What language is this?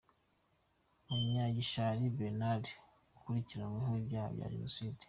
Kinyarwanda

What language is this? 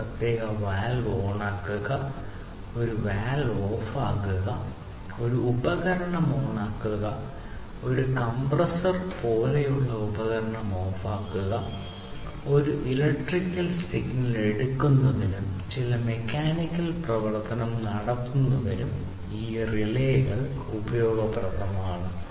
Malayalam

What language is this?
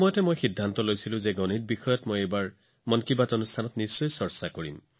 Assamese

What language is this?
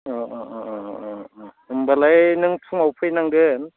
Bodo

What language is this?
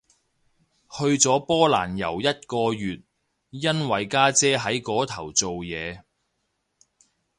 Cantonese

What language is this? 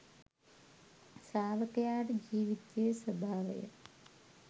Sinhala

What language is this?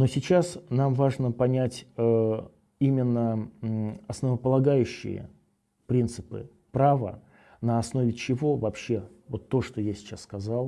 Russian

